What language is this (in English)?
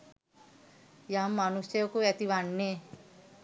Sinhala